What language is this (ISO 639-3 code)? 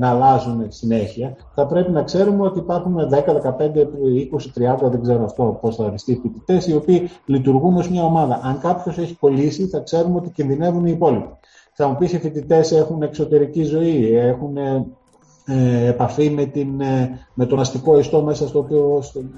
ell